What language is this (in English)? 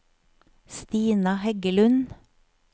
Norwegian